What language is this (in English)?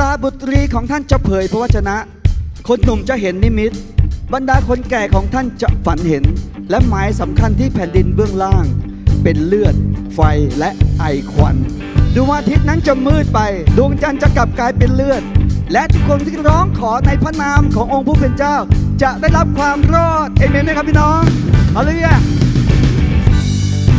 Thai